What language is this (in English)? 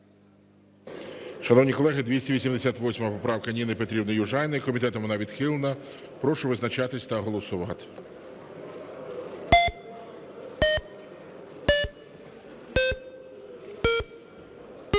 Ukrainian